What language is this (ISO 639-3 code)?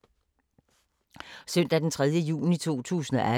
dan